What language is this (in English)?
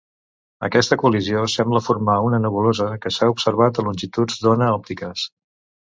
Catalan